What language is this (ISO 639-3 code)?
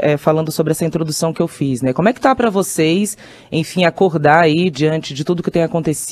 por